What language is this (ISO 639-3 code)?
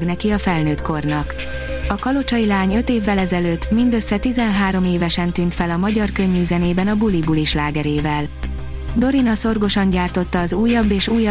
hun